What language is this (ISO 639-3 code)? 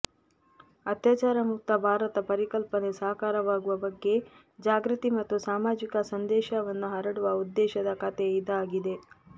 kan